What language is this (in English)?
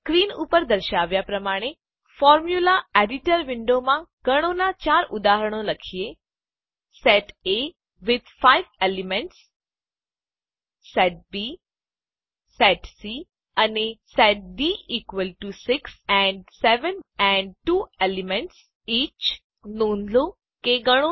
Gujarati